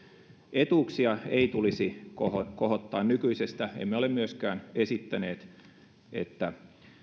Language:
Finnish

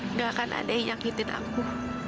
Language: Indonesian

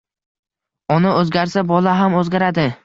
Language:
Uzbek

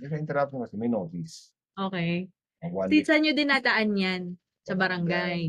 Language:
Filipino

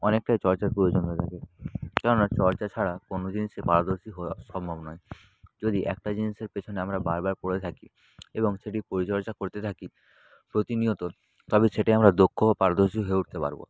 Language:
Bangla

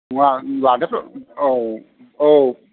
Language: Bodo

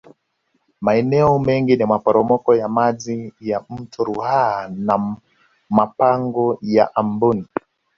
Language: Swahili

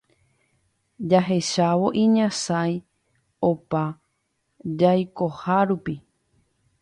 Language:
Guarani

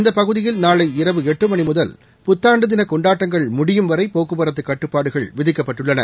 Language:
Tamil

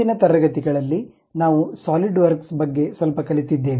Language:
Kannada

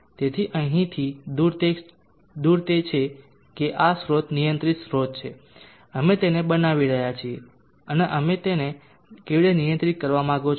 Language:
Gujarati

